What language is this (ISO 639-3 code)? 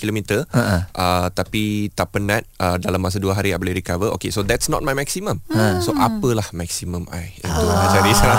msa